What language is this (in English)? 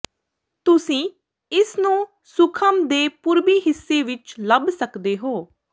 Punjabi